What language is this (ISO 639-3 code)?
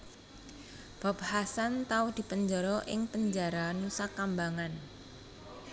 jav